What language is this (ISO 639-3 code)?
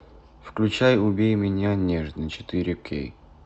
rus